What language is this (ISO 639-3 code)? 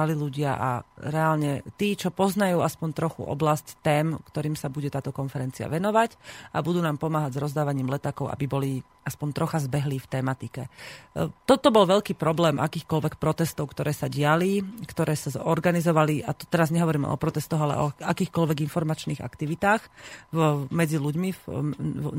slk